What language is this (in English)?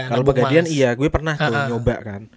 Indonesian